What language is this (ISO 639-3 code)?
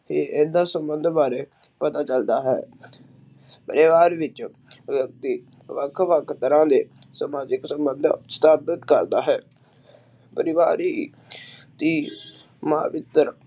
pan